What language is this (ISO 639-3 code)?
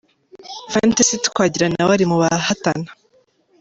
kin